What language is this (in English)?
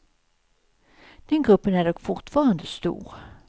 Swedish